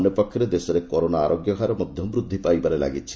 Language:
Odia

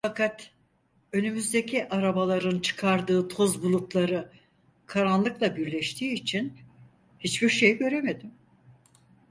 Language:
Turkish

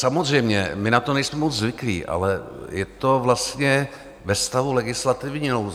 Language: Czech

